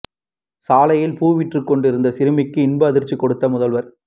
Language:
Tamil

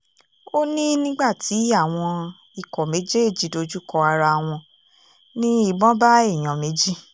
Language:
Yoruba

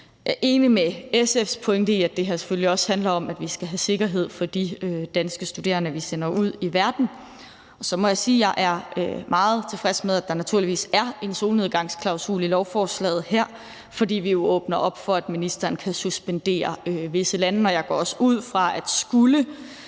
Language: Danish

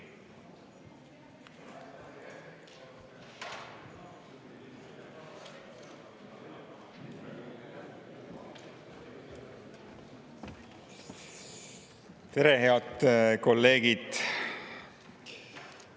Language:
Estonian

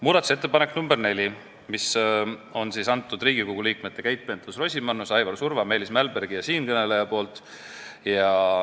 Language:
Estonian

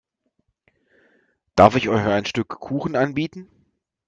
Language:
German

